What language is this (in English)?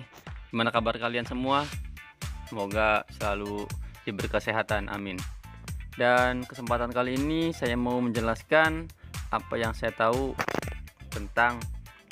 Indonesian